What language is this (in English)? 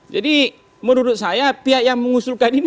Indonesian